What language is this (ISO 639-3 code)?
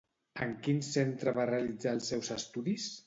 cat